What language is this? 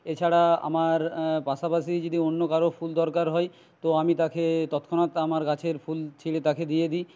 Bangla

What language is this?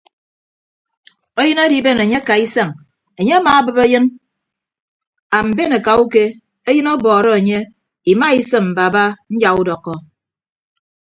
Ibibio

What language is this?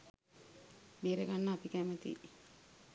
Sinhala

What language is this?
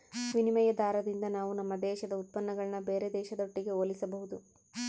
Kannada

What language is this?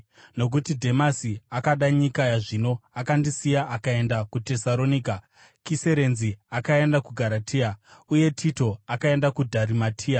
Shona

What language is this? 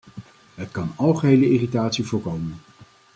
Dutch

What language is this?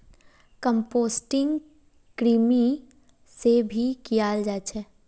Magahi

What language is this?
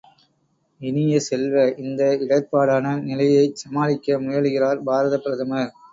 Tamil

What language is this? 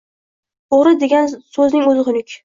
Uzbek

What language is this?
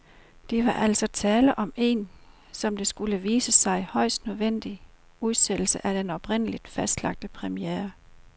Danish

